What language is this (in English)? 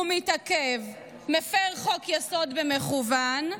Hebrew